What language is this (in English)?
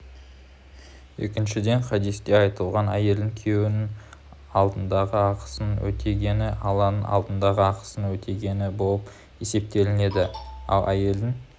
Kazakh